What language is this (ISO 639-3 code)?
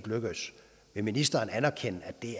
dan